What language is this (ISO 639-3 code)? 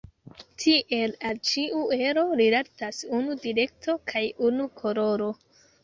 epo